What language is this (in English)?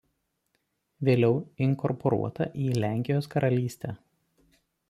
Lithuanian